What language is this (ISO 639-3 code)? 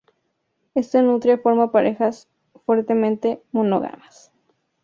spa